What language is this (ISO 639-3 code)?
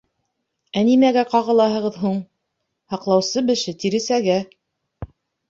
bak